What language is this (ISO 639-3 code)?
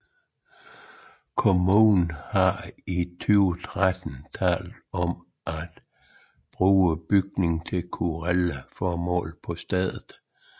dan